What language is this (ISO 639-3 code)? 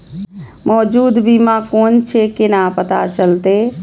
mai